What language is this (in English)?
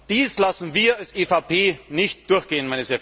German